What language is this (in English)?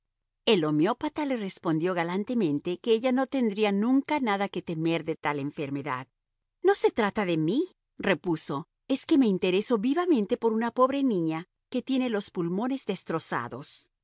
Spanish